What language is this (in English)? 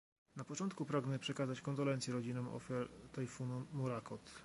Polish